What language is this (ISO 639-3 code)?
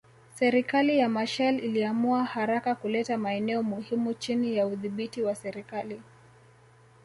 swa